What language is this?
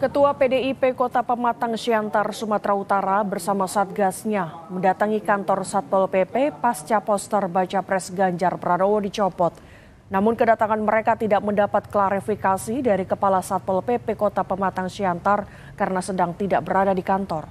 Indonesian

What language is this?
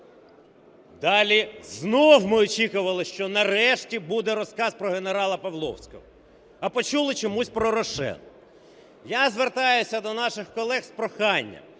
Ukrainian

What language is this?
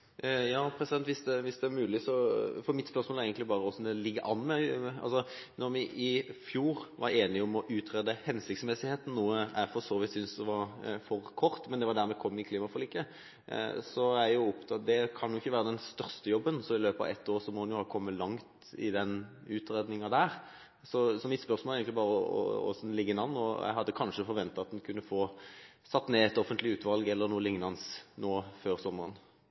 Norwegian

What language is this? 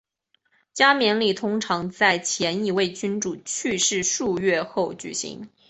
Chinese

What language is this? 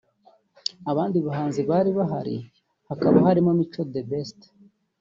Kinyarwanda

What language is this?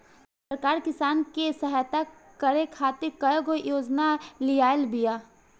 Bhojpuri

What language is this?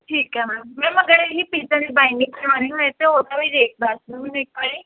Punjabi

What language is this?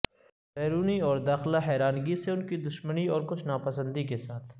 Urdu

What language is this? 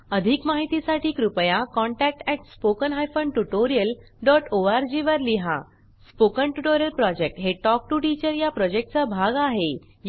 Marathi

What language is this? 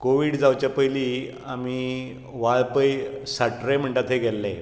Konkani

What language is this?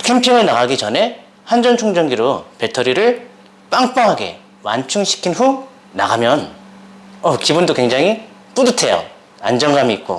Korean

